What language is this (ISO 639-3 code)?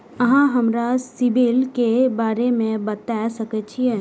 mai